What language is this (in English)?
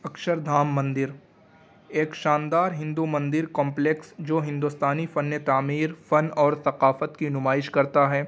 Urdu